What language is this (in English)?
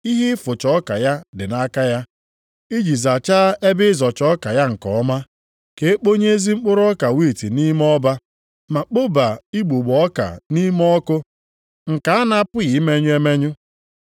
Igbo